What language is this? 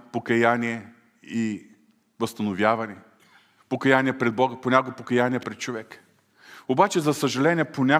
Bulgarian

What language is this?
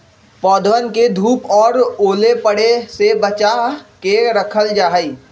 Magahi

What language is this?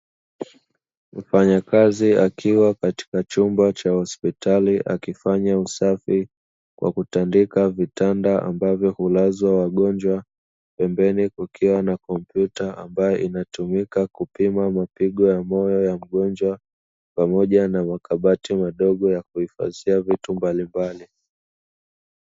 Swahili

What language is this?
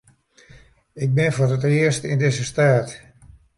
Western Frisian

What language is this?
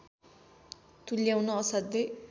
Nepali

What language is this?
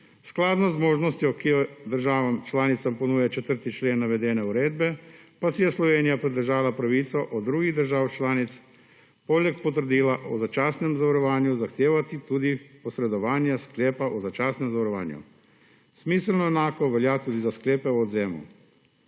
Slovenian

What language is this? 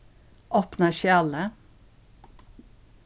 Faroese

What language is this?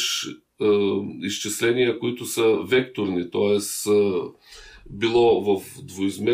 Bulgarian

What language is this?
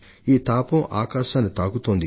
Telugu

